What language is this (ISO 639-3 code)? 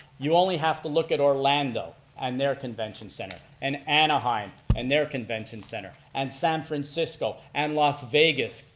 eng